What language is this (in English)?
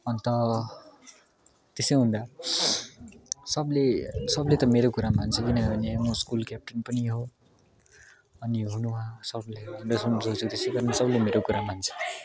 Nepali